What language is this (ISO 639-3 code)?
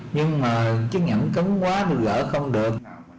vie